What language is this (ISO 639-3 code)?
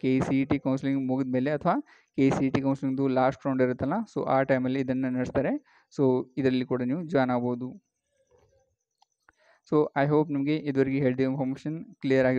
hin